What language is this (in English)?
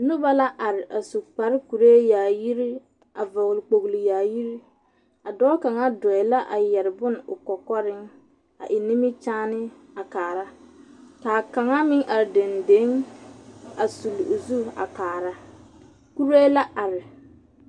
Southern Dagaare